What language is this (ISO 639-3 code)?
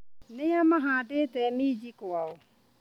kik